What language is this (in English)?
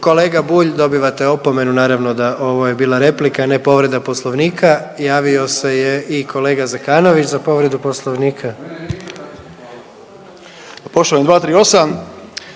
Croatian